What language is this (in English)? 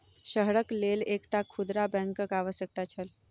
Maithili